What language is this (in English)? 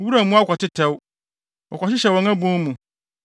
Akan